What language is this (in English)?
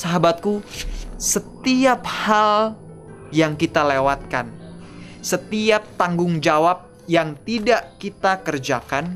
Indonesian